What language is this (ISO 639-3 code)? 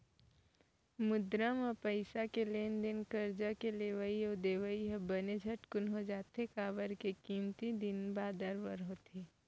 hne